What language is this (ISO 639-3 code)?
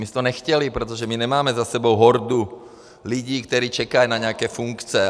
ces